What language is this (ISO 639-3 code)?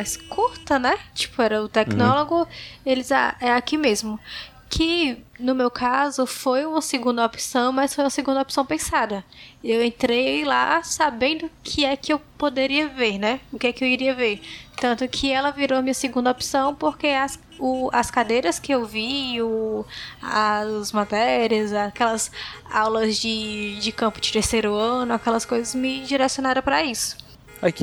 por